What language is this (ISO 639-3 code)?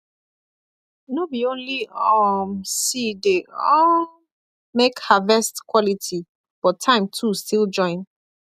pcm